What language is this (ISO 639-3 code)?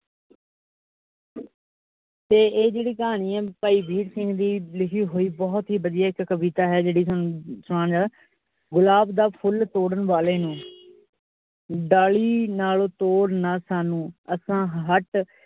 pan